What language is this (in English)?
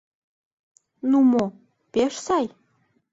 Mari